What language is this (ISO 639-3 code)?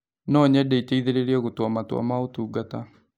kik